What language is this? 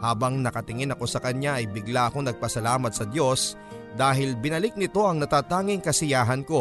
Filipino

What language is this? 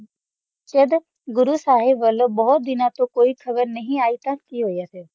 Punjabi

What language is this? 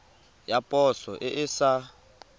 Tswana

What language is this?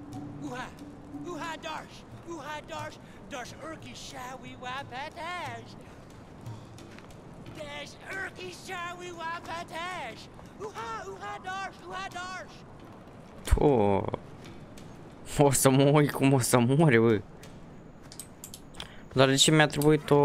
Romanian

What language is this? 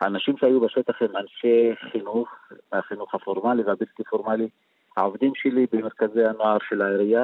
Hebrew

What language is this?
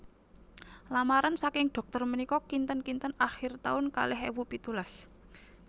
Javanese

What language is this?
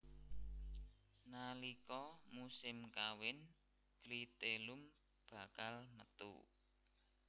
Javanese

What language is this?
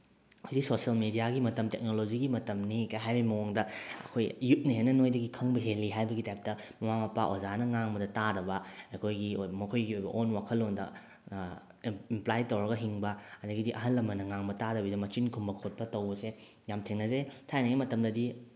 Manipuri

